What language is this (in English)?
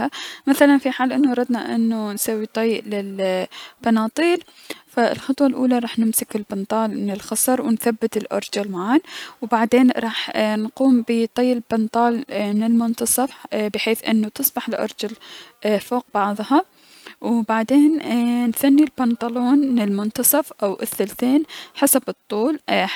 Mesopotamian Arabic